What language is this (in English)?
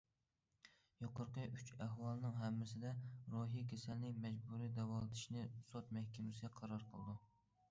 Uyghur